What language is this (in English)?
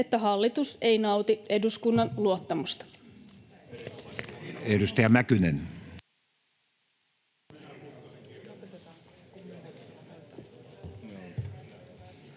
Finnish